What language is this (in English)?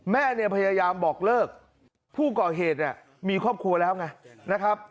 Thai